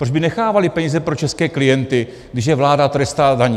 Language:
Czech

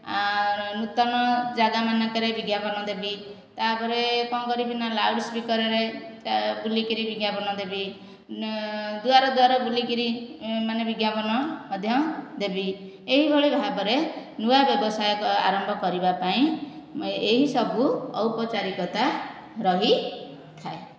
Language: Odia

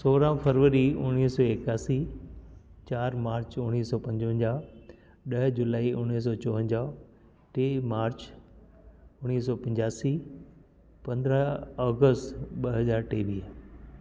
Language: Sindhi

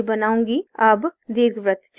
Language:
Hindi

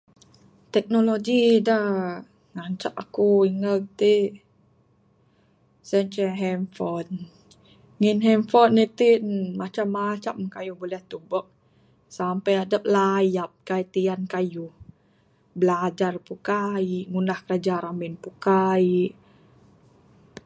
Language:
Bukar-Sadung Bidayuh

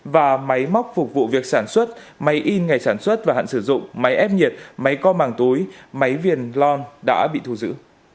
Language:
Vietnamese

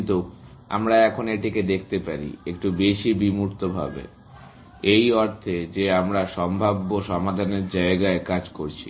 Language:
Bangla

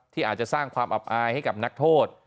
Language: Thai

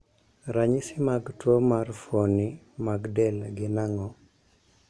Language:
Luo (Kenya and Tanzania)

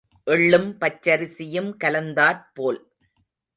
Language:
Tamil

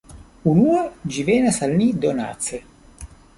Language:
Esperanto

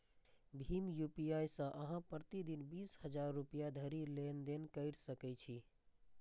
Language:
Maithili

